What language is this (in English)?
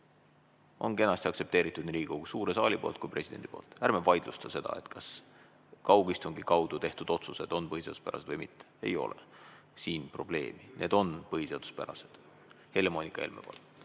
Estonian